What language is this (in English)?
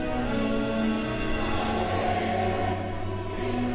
Thai